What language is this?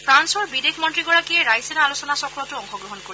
Assamese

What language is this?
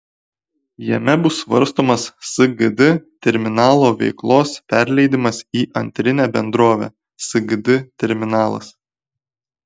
Lithuanian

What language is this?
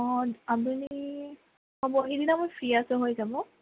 Assamese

